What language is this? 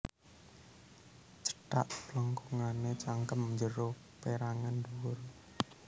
Javanese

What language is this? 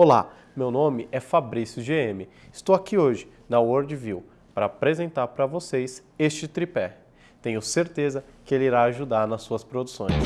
Portuguese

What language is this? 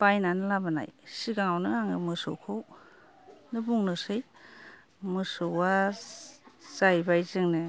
Bodo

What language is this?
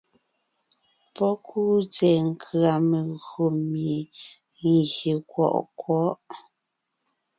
Ngiemboon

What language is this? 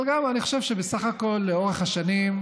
Hebrew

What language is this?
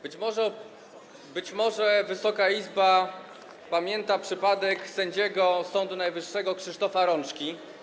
Polish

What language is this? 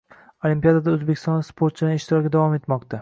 Uzbek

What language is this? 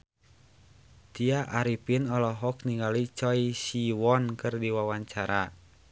Sundanese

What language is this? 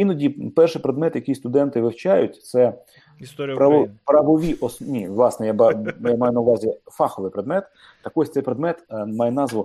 Ukrainian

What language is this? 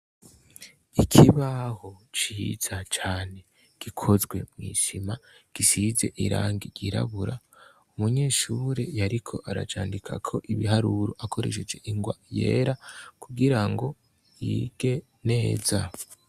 Rundi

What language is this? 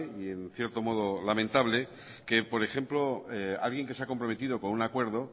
Spanish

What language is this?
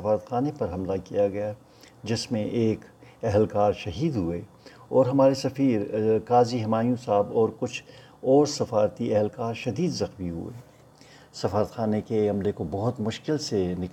Urdu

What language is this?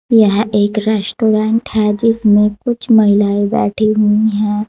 Hindi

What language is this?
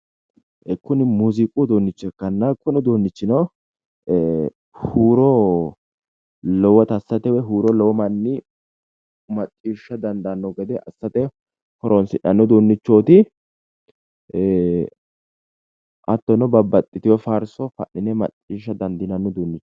Sidamo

